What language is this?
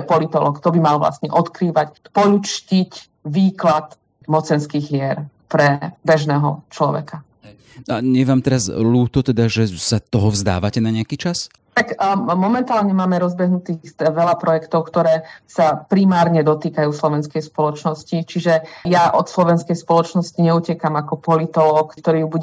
Slovak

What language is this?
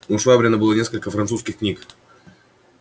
Russian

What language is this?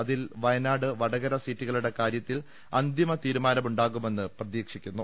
Malayalam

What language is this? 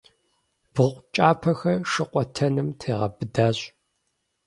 Kabardian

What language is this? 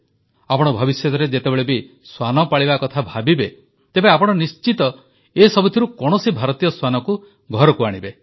Odia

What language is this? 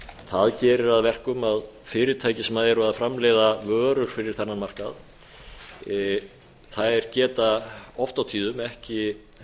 Icelandic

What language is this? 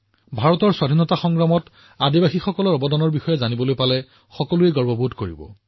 Assamese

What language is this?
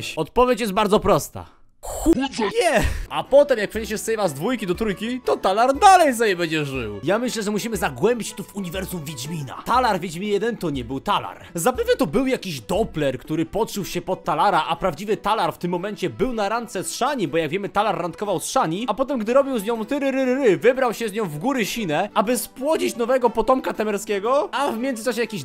Polish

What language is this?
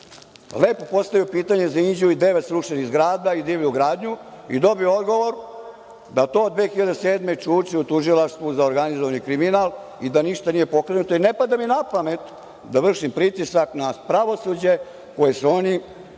Serbian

